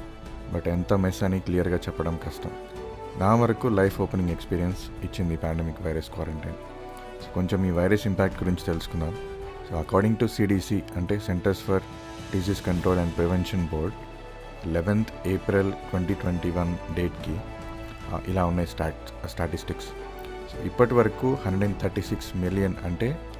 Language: Telugu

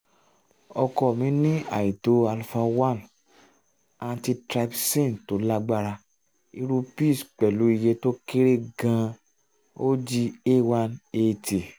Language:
Yoruba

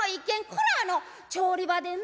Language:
Japanese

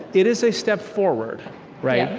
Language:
English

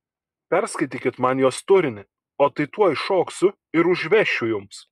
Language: Lithuanian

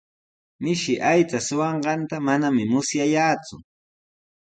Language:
Sihuas Ancash Quechua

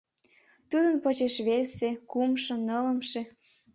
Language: Mari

